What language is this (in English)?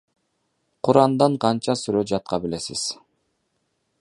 Kyrgyz